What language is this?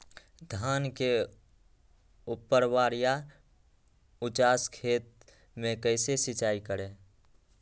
Magahi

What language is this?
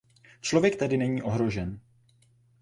Czech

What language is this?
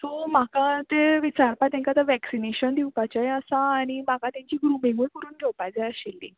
Konkani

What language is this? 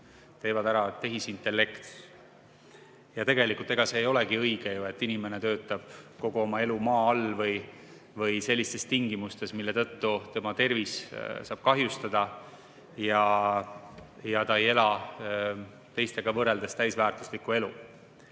Estonian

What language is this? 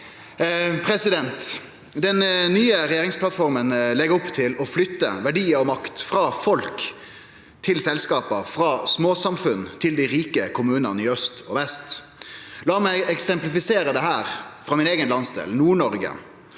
Norwegian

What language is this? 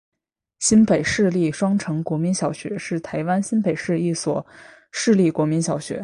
Chinese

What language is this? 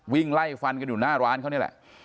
Thai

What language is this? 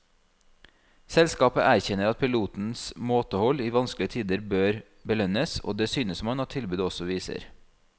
Norwegian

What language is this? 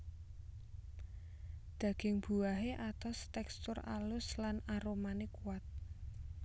Javanese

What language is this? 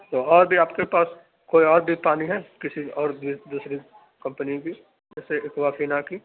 Urdu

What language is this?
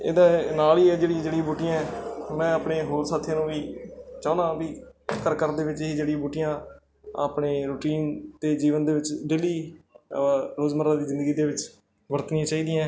Punjabi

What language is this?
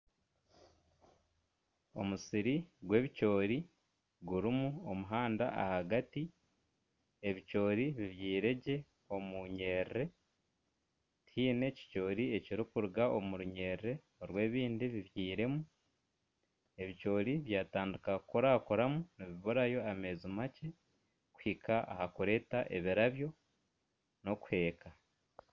Nyankole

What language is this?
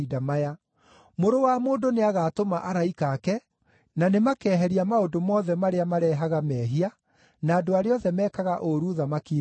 Kikuyu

